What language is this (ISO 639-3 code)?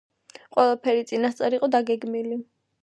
kat